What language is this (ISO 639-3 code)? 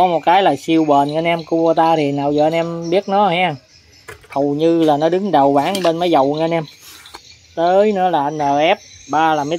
vie